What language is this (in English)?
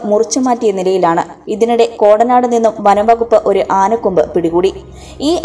Romanian